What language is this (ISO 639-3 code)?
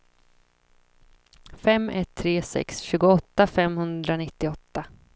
swe